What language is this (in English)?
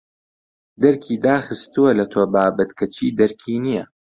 Central Kurdish